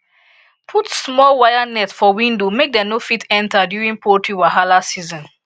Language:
Nigerian Pidgin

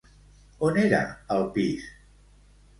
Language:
Catalan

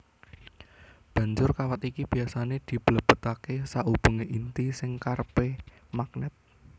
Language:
Javanese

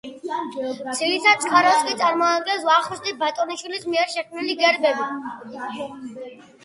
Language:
Georgian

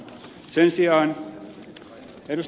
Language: Finnish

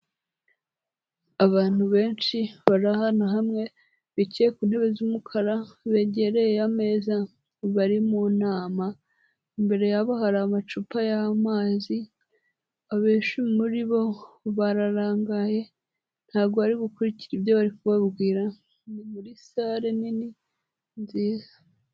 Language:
Kinyarwanda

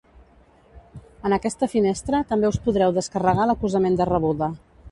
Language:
Catalan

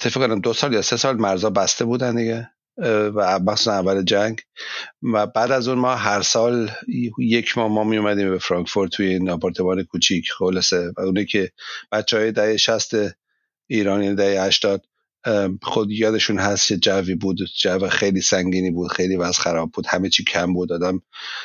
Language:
Persian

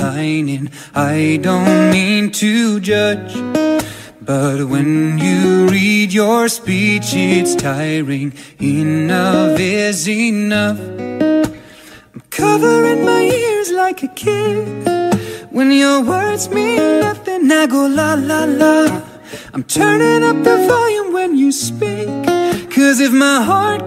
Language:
English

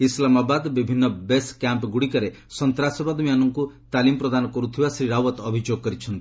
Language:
Odia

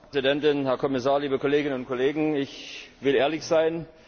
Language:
German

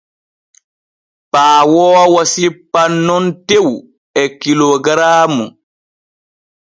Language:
Borgu Fulfulde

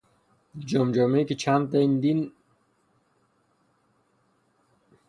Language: Persian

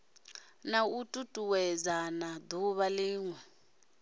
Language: Venda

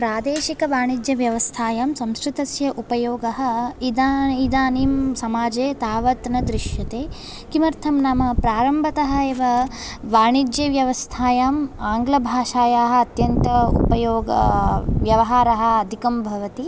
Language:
Sanskrit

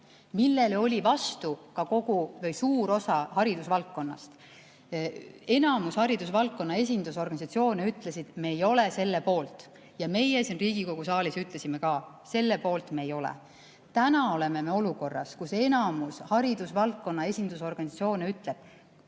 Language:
Estonian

